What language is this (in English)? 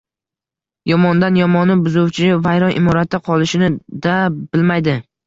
Uzbek